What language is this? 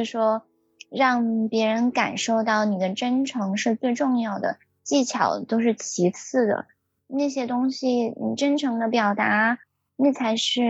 Chinese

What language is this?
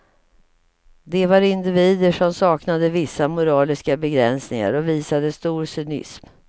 Swedish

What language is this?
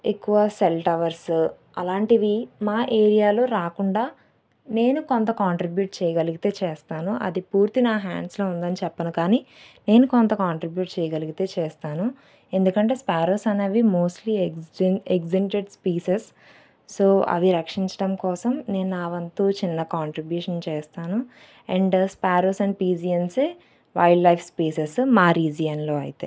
Telugu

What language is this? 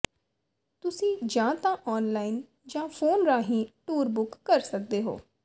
Punjabi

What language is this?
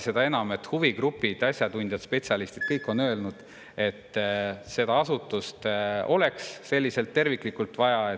Estonian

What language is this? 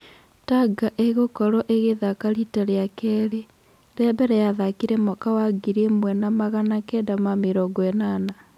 Kikuyu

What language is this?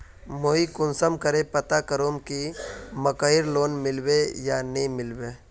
Magahi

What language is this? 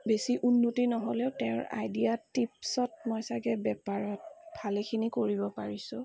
Assamese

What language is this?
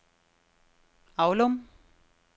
Danish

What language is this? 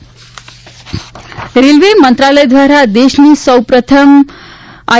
Gujarati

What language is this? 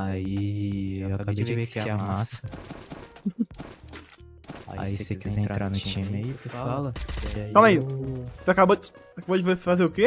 Portuguese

